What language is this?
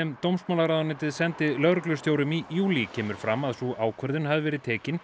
Icelandic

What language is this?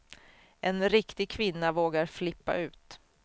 Swedish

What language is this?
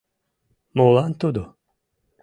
Mari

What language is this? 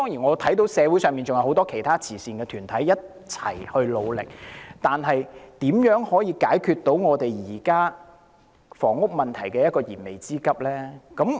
Cantonese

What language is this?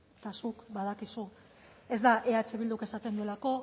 Basque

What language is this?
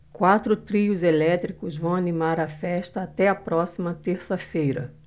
Portuguese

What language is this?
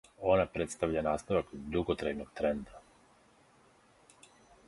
Serbian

